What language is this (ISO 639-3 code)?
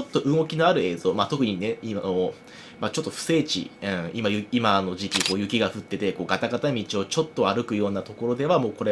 jpn